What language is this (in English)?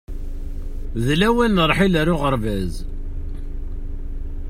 Kabyle